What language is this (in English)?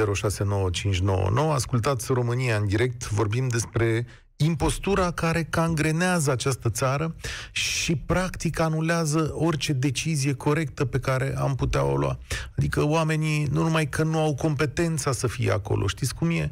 Romanian